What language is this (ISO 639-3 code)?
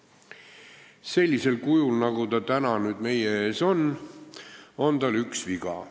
est